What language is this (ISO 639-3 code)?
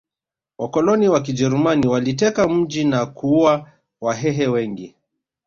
swa